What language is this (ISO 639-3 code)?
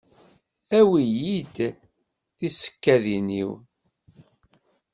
kab